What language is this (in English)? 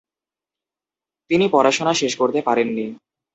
Bangla